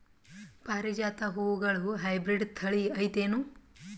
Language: Kannada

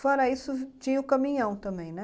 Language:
Portuguese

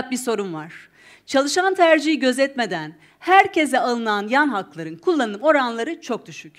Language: Turkish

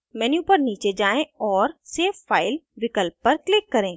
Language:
Hindi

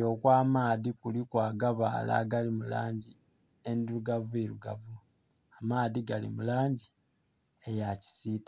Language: Soga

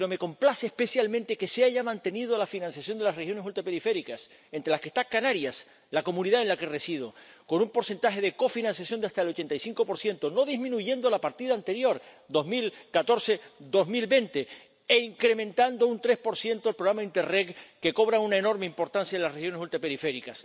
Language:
Spanish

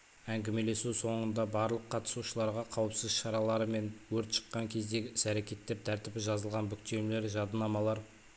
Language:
Kazakh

